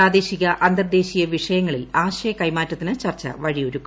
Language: Malayalam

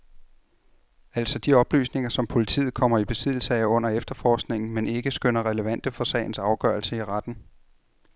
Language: Danish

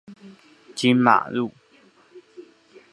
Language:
Chinese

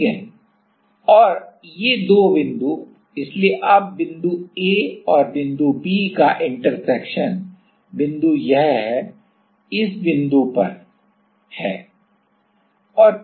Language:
Hindi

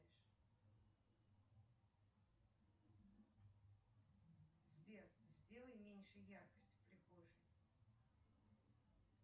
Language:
Russian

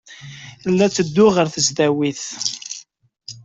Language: Kabyle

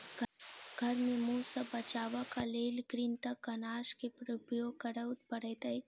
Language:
Maithili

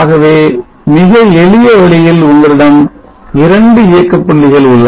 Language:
Tamil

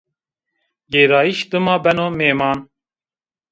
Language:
Zaza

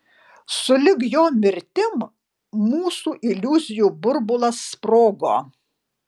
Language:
Lithuanian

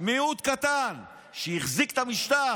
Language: Hebrew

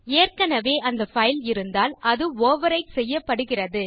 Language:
Tamil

